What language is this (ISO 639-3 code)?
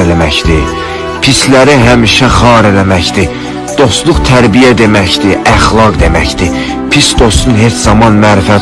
tur